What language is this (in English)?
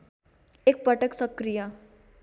Nepali